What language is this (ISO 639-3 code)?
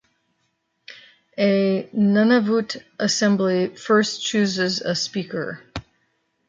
eng